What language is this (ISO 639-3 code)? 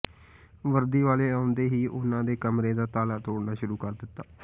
pan